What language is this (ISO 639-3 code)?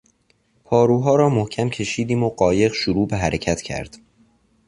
fas